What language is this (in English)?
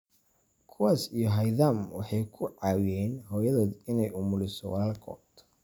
Somali